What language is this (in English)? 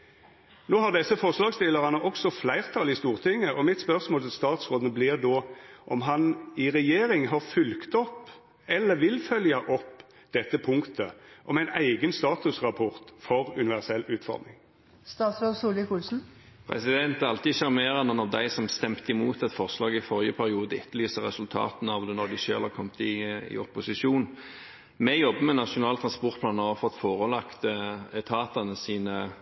Norwegian